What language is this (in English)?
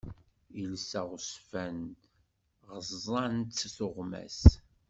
Kabyle